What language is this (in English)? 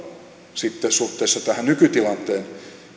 Finnish